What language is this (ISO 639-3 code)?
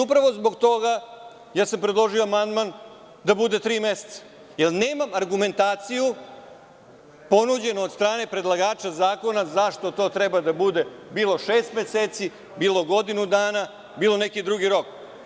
srp